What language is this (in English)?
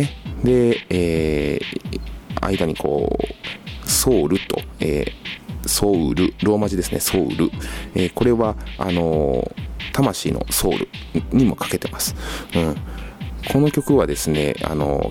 Japanese